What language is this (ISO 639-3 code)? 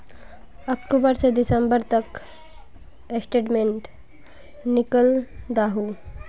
mag